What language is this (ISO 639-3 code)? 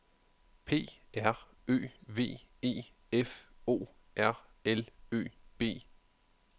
dan